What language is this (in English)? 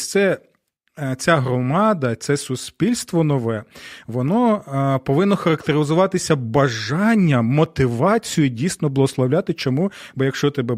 Ukrainian